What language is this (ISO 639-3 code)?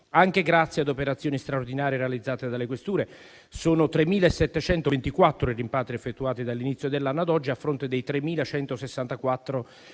ita